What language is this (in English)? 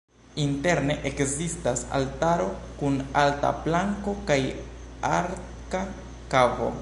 Esperanto